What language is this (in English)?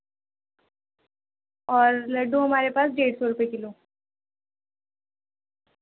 Urdu